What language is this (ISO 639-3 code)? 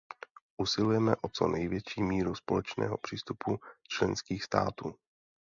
ces